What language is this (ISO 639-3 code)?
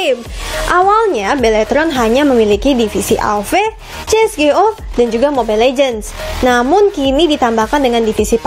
ind